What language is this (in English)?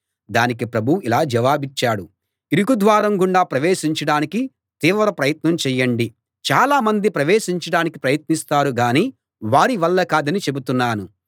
Telugu